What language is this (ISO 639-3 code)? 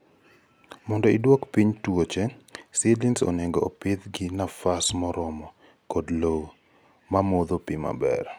luo